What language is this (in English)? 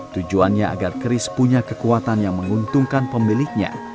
Indonesian